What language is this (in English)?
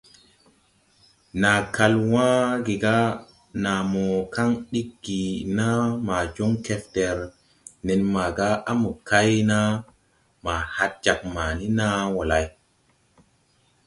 Tupuri